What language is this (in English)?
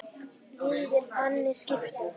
Icelandic